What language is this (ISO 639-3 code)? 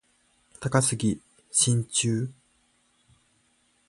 jpn